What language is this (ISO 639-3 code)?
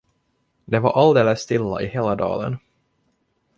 swe